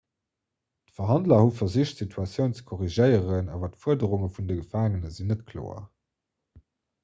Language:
Luxembourgish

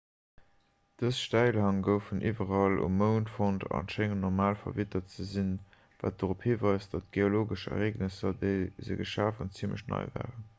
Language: Luxembourgish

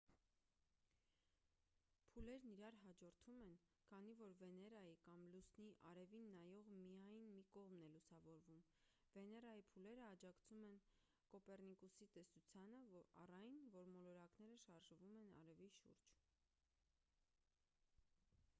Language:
Armenian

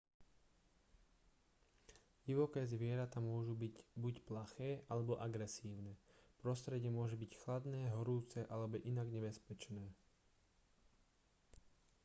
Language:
Slovak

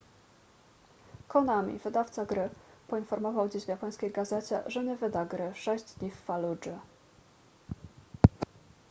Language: Polish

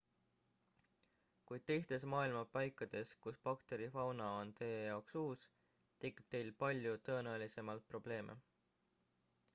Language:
Estonian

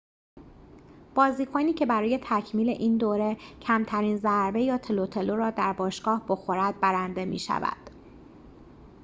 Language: Persian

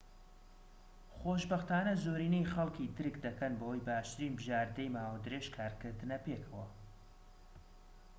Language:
Central Kurdish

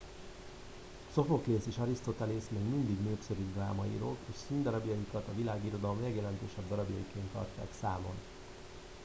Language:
Hungarian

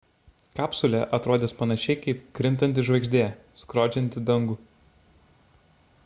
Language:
Lithuanian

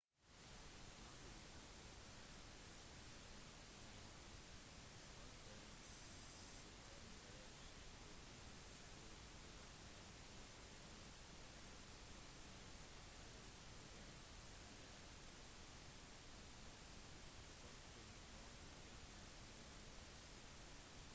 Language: Norwegian Bokmål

